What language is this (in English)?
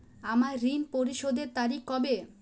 Bangla